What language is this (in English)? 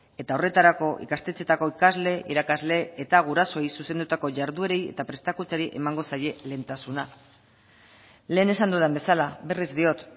Basque